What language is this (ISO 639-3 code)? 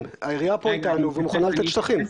heb